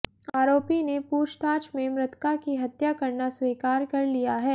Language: Hindi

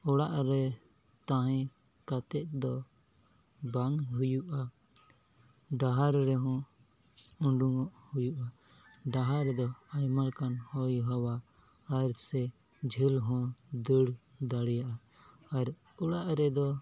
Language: Santali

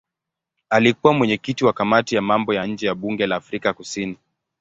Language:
Swahili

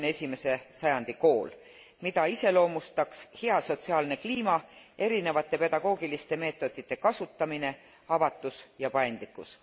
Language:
Estonian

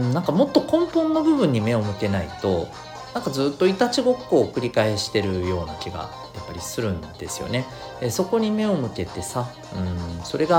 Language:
Japanese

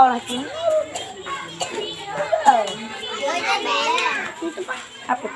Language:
Indonesian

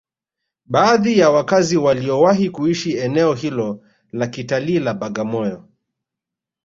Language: Swahili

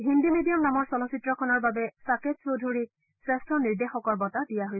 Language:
Assamese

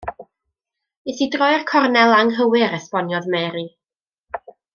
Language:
Welsh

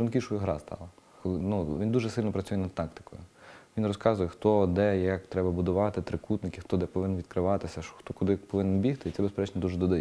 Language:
Ukrainian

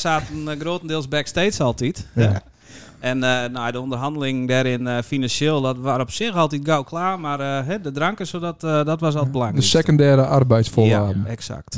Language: Dutch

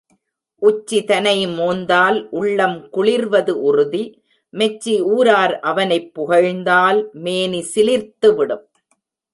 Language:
Tamil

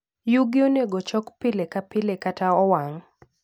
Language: Luo (Kenya and Tanzania)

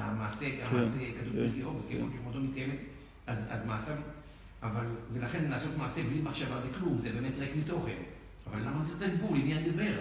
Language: Hebrew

